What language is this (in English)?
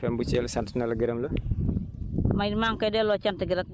Wolof